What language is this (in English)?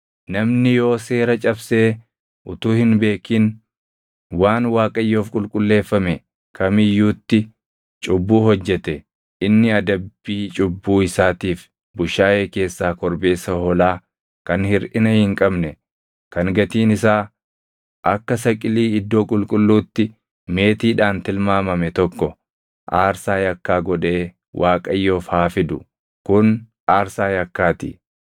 Oromo